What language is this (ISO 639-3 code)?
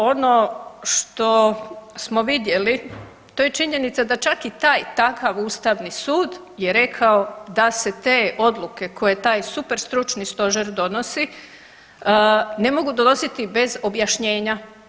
hrv